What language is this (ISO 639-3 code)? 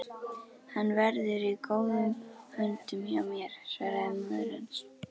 isl